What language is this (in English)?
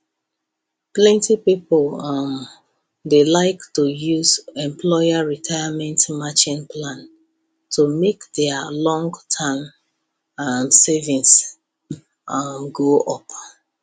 Nigerian Pidgin